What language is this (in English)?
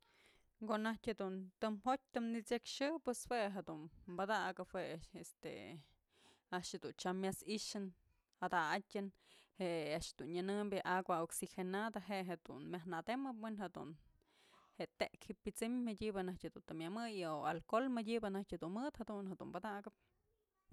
Mazatlán Mixe